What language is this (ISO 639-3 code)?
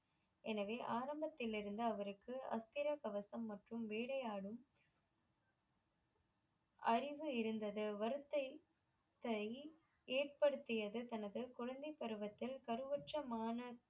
tam